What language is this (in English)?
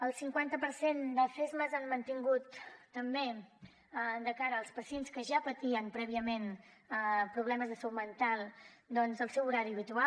Catalan